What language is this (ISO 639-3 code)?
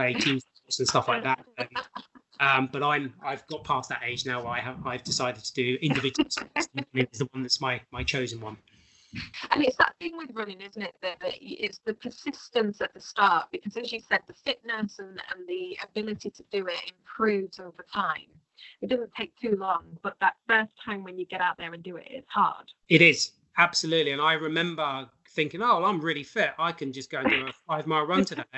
eng